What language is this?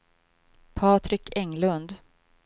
Swedish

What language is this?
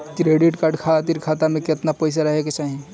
Bhojpuri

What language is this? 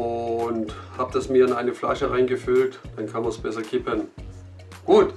German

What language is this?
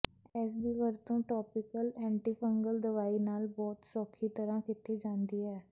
Punjabi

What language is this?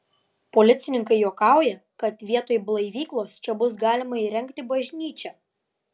Lithuanian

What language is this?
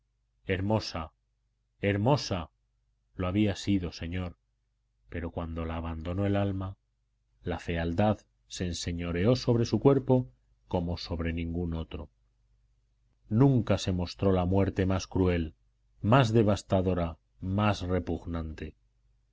Spanish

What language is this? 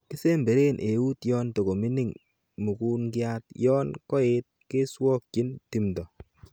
Kalenjin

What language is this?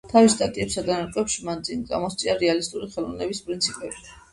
Georgian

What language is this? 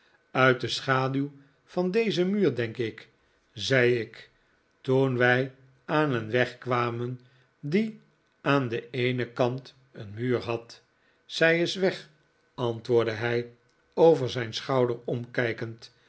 Dutch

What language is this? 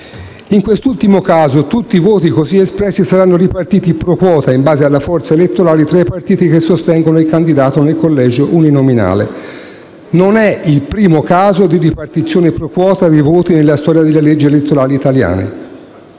Italian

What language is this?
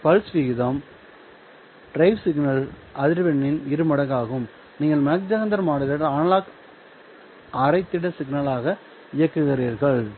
Tamil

